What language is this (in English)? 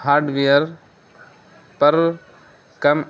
Urdu